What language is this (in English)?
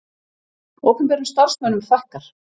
Icelandic